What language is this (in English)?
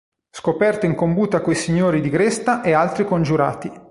Italian